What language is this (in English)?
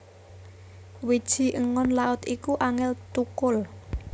Javanese